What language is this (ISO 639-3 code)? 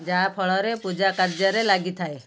ori